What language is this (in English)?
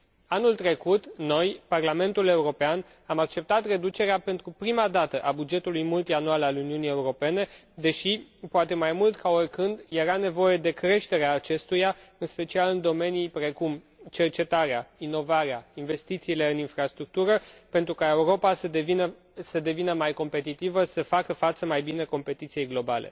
Romanian